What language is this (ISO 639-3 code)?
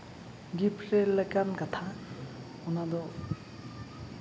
sat